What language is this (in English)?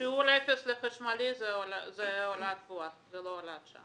Hebrew